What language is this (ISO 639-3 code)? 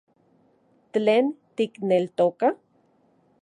ncx